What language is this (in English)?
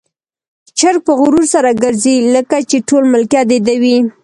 Pashto